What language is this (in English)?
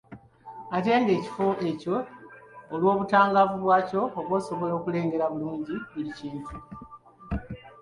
Ganda